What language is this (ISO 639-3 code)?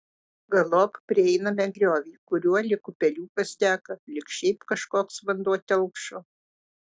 lit